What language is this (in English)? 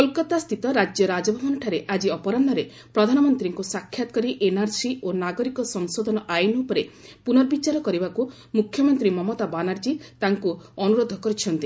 Odia